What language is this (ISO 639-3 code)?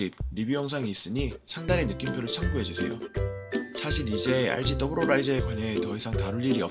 kor